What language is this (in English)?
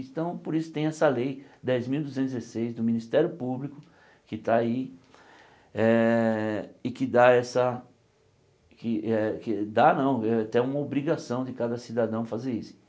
Portuguese